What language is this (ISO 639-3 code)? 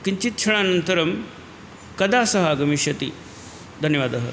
san